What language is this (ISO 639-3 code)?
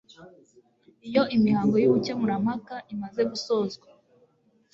kin